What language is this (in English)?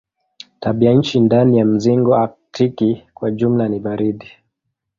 Swahili